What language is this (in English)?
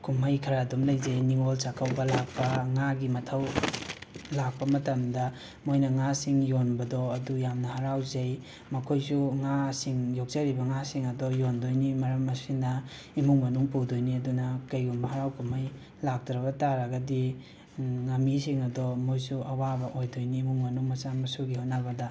Manipuri